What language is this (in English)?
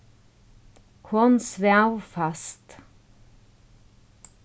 Faroese